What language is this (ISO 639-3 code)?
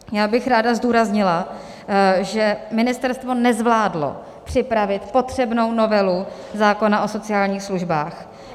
ces